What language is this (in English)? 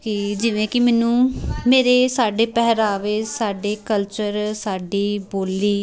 Punjabi